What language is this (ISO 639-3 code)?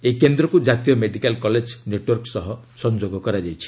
ori